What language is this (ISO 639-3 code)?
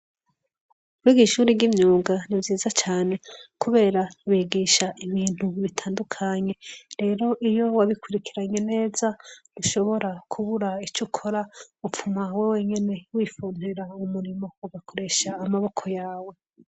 run